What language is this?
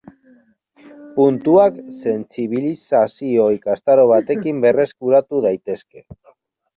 Basque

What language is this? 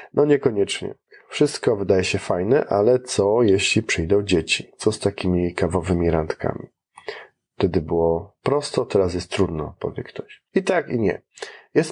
Polish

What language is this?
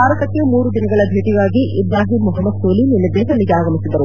Kannada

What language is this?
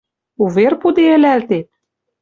Western Mari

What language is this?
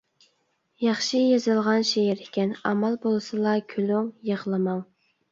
Uyghur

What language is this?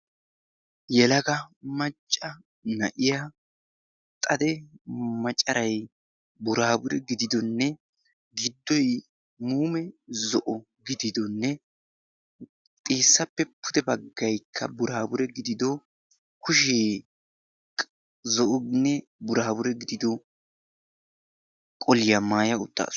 Wolaytta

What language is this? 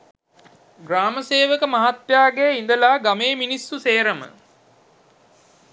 Sinhala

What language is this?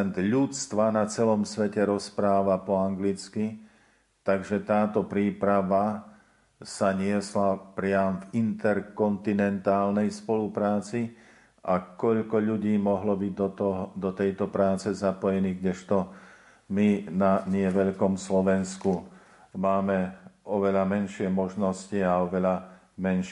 Slovak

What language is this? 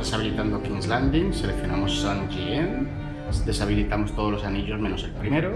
Spanish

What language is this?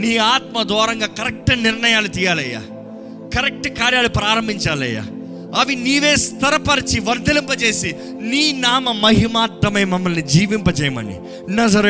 Telugu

